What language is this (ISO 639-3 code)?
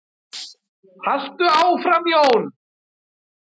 isl